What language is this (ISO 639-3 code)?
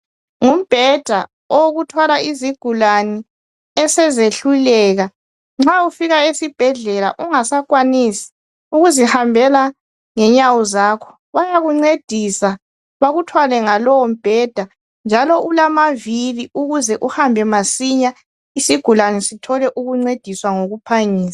nde